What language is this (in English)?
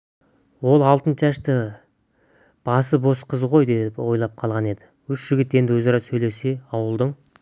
Kazakh